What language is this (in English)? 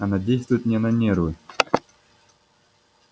Russian